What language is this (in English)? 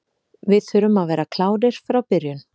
Icelandic